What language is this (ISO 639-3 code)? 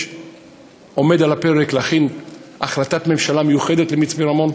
heb